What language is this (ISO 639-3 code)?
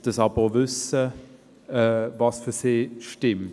gsw